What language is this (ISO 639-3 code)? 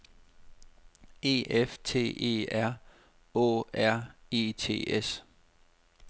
dan